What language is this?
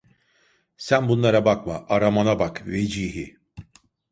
Turkish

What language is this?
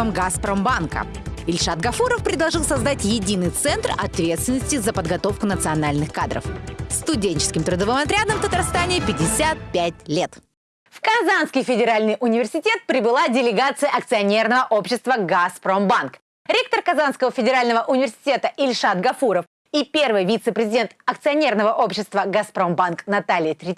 Russian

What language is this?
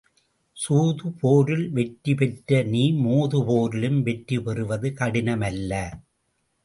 Tamil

